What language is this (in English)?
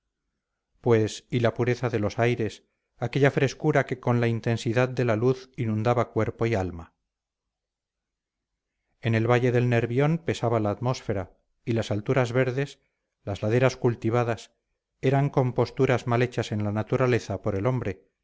Spanish